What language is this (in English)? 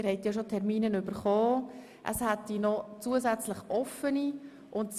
Swiss German